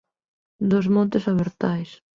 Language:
Galician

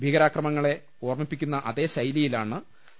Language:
Malayalam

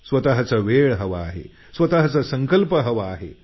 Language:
Marathi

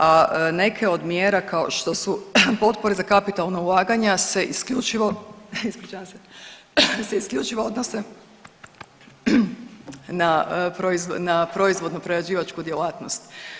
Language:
Croatian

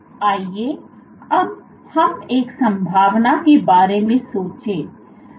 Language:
Hindi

